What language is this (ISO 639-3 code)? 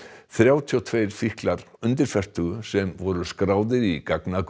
isl